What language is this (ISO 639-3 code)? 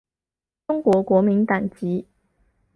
zho